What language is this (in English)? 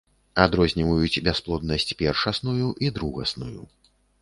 Belarusian